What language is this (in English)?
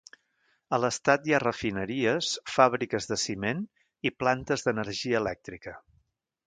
Catalan